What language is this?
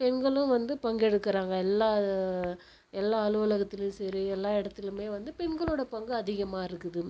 Tamil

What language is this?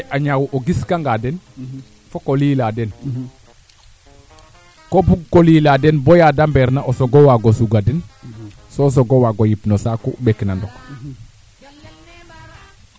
Serer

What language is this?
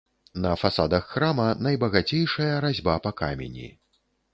Belarusian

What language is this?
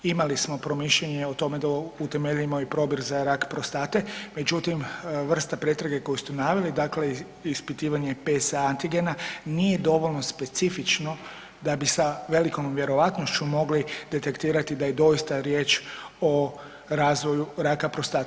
Croatian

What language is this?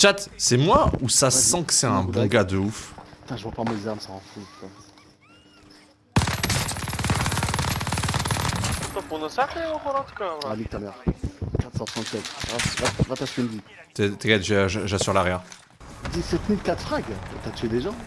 French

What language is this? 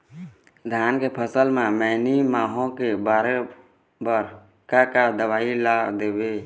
Chhattisgarhi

